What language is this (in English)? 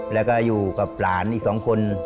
Thai